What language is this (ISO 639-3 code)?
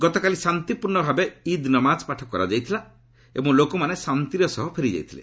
ori